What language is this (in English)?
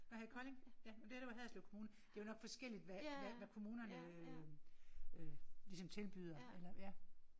Danish